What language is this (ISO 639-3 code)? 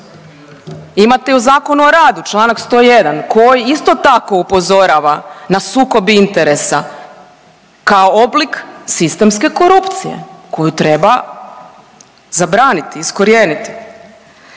hrv